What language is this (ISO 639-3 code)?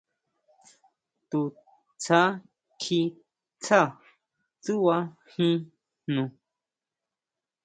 mau